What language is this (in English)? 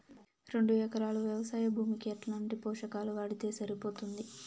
Telugu